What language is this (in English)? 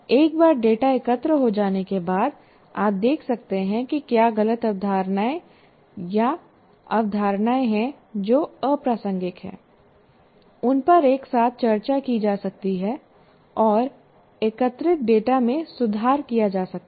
Hindi